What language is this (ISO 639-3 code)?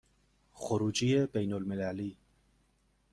fas